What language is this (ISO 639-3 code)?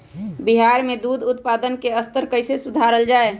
mag